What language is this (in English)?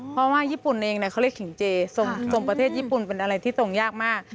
Thai